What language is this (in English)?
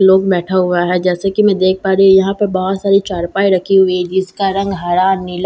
Hindi